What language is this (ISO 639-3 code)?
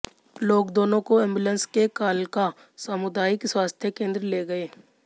hin